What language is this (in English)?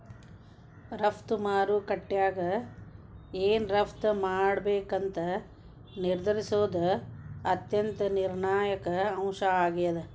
Kannada